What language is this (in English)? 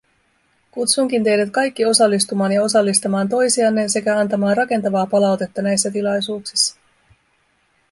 Finnish